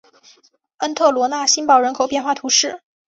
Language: Chinese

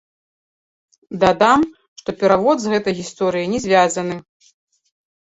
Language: Belarusian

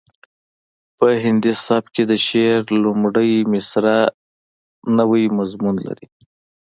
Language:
Pashto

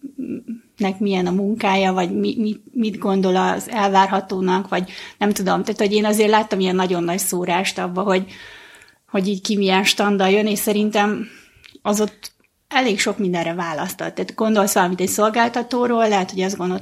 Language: Hungarian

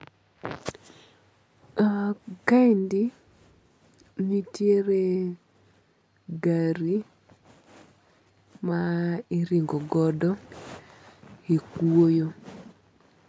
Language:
Luo (Kenya and Tanzania)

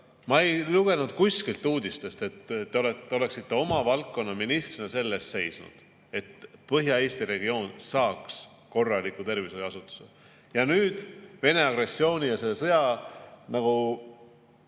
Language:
Estonian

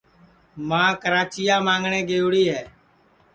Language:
Sansi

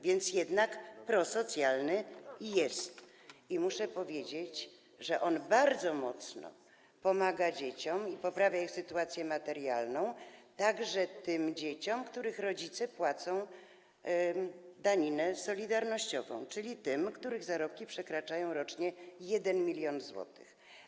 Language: Polish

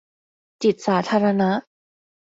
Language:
Thai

